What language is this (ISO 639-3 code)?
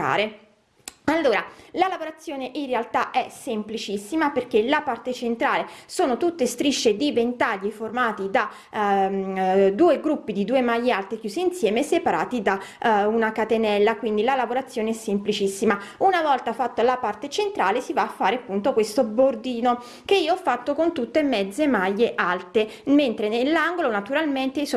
ita